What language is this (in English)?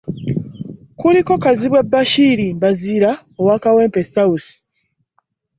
Ganda